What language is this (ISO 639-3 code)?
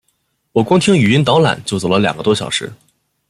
zho